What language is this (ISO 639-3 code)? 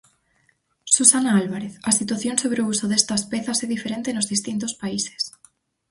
glg